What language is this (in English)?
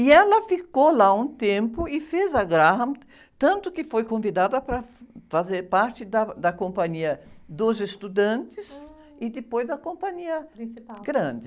Portuguese